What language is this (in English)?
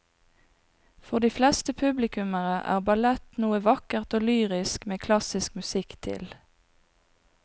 Norwegian